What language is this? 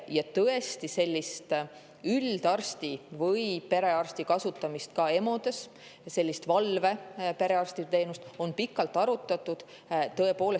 Estonian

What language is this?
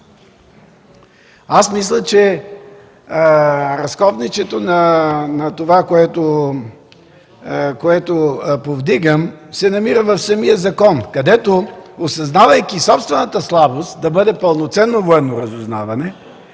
Bulgarian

